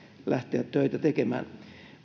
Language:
Finnish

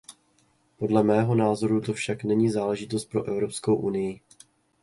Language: Czech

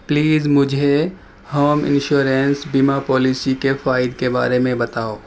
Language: Urdu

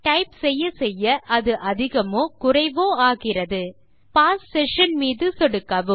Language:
Tamil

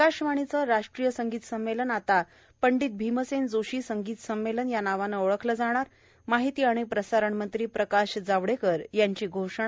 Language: Marathi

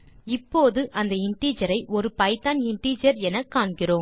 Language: Tamil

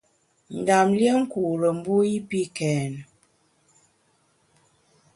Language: Bamun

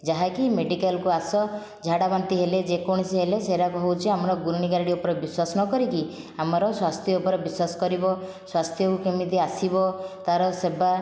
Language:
Odia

